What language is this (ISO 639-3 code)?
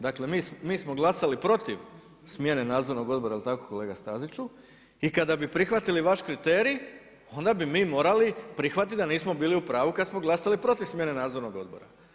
hrv